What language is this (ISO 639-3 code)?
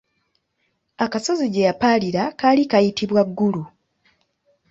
lug